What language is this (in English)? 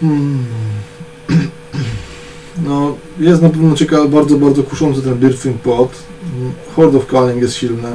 Polish